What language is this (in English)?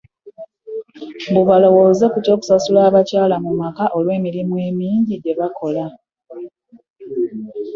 Ganda